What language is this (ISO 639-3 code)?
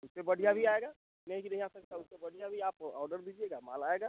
hin